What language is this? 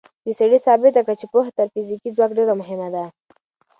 Pashto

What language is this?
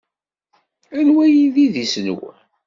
Kabyle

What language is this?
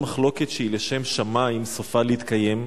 Hebrew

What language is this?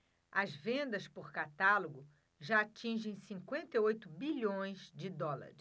Portuguese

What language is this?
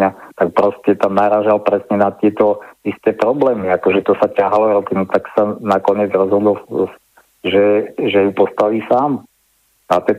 Slovak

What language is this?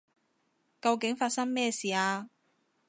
Cantonese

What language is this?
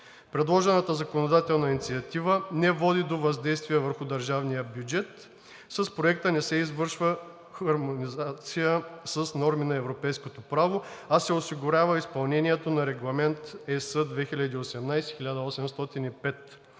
Bulgarian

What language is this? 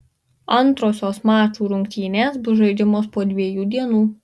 Lithuanian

